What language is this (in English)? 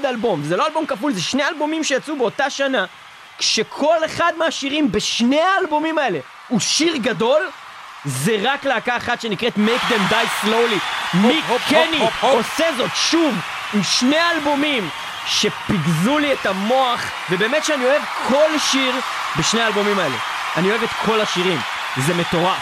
Hebrew